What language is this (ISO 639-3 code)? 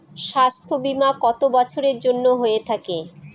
ben